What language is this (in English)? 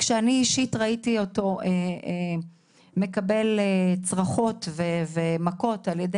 Hebrew